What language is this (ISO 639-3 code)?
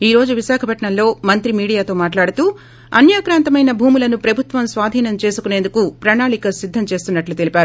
tel